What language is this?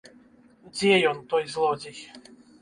Belarusian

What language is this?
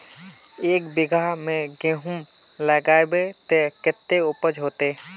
Magahi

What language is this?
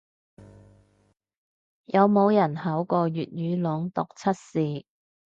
Cantonese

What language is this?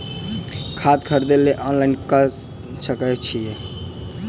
Maithili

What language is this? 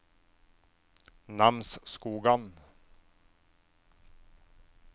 Norwegian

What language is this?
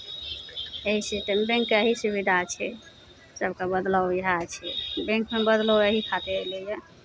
Maithili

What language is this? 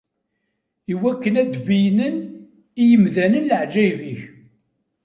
Kabyle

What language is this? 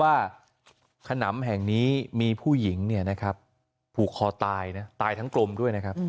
Thai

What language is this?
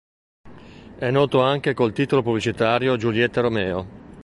Italian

